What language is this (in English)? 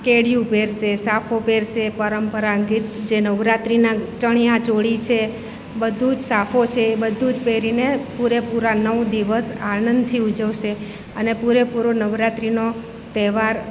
Gujarati